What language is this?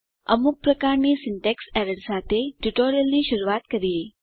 Gujarati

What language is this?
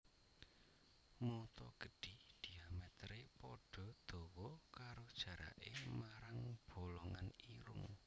Javanese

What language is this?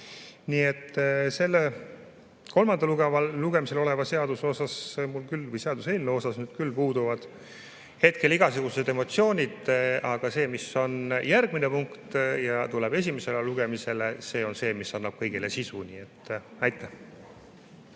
Estonian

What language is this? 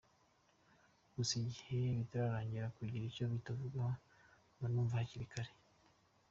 Kinyarwanda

